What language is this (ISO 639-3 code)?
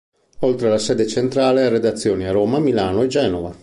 ita